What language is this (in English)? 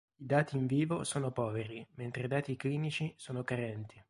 Italian